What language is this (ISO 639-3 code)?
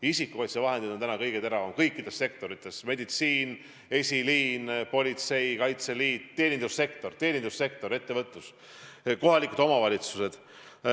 est